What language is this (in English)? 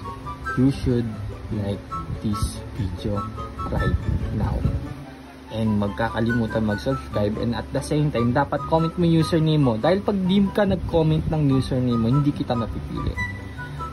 Filipino